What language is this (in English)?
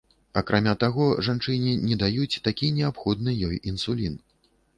Belarusian